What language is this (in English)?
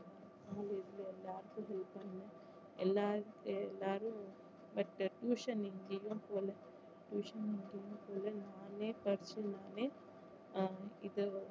Tamil